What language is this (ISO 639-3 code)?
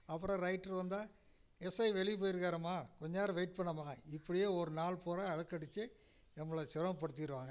tam